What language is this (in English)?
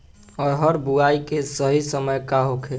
Bhojpuri